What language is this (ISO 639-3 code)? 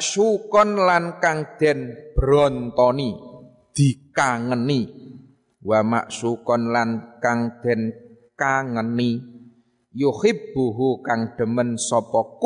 ind